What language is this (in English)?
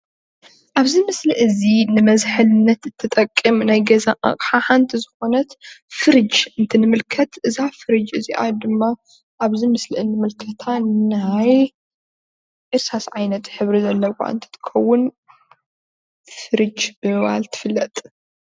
Tigrinya